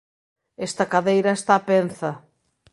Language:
Galician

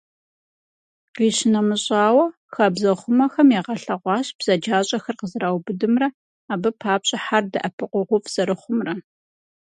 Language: Kabardian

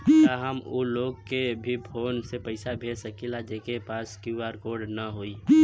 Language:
Bhojpuri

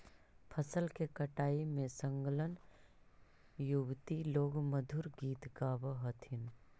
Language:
Magahi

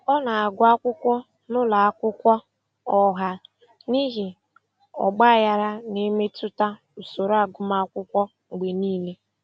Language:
Igbo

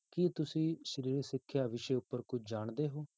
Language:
Punjabi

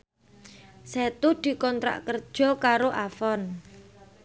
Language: Javanese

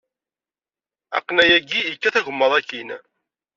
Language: Kabyle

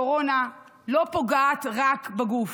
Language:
Hebrew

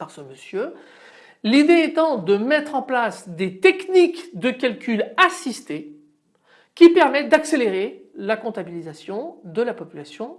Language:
French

